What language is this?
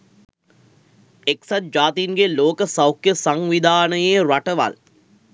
Sinhala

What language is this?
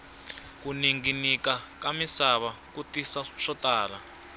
Tsonga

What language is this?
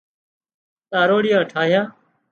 Wadiyara Koli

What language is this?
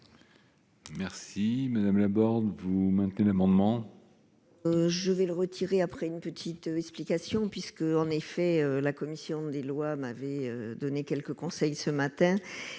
French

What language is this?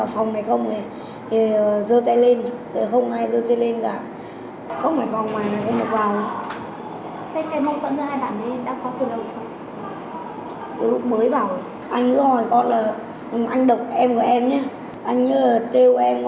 Vietnamese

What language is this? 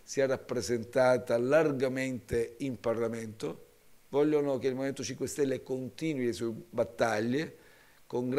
Italian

